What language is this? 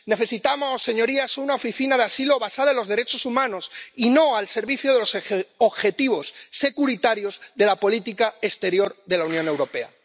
Spanish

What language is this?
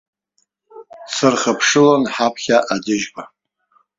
Abkhazian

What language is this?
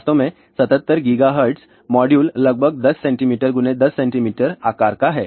Hindi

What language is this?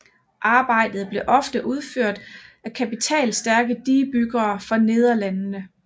Danish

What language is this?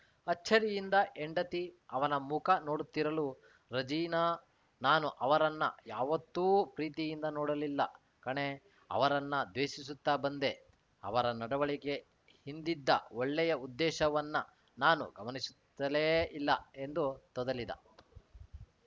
Kannada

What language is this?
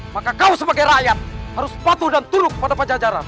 Indonesian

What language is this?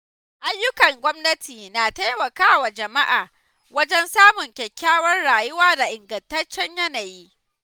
Hausa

